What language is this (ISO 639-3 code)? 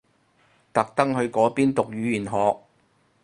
yue